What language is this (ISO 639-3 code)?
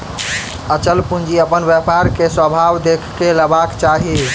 mai